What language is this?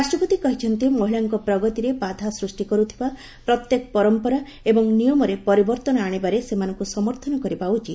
Odia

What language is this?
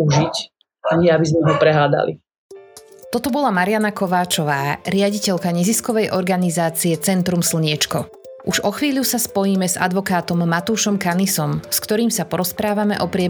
Slovak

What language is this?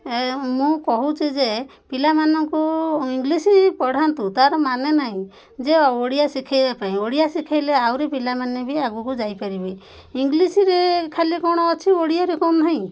Odia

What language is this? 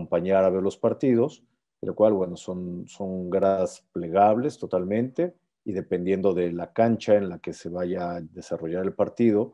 Spanish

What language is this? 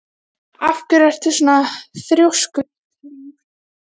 Icelandic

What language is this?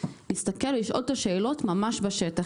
Hebrew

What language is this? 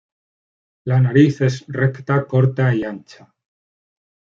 Spanish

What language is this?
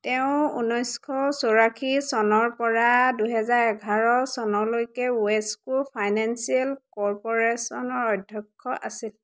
Assamese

